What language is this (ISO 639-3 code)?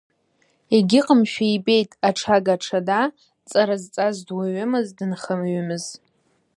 abk